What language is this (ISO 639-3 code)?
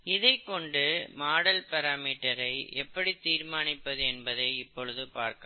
tam